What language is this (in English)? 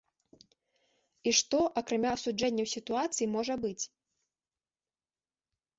Belarusian